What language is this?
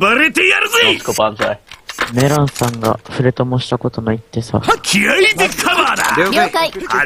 Japanese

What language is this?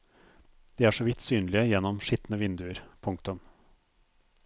Norwegian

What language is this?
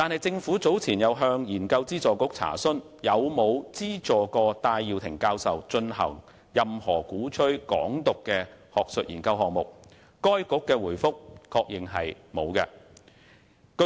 Cantonese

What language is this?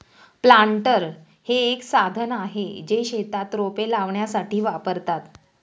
Marathi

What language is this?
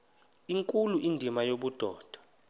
Xhosa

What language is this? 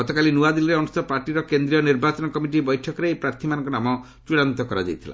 Odia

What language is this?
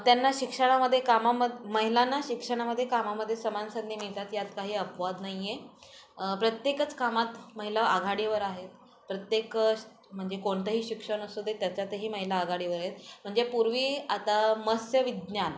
Marathi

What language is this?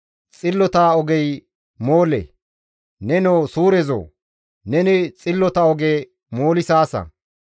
Gamo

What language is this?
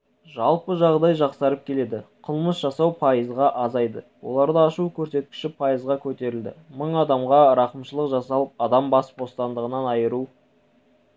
Kazakh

